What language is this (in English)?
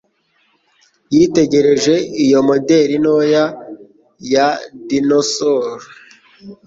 Kinyarwanda